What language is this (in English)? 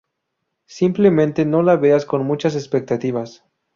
Spanish